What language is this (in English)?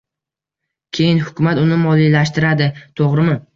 Uzbek